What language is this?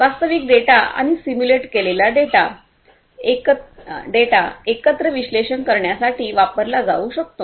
Marathi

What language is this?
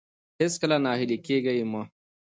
Pashto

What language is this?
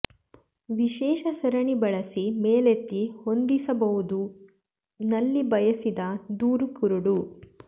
Kannada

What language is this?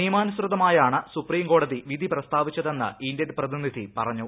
Malayalam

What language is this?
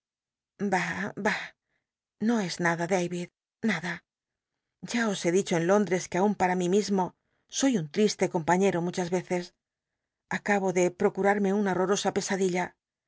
Spanish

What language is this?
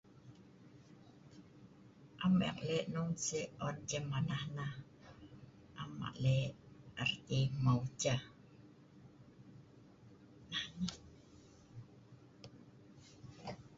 Sa'ban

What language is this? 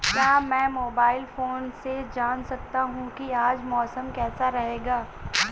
Hindi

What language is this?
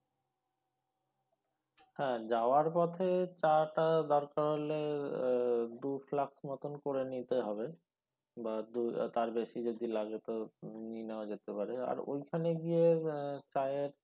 Bangla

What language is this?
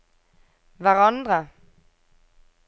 Norwegian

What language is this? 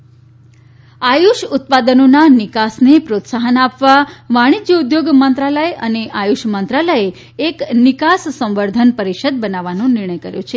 Gujarati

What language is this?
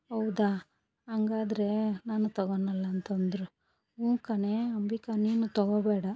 Kannada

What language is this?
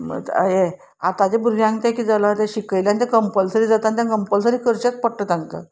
Konkani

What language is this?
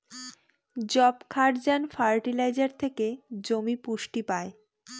Bangla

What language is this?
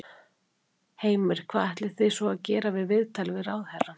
Icelandic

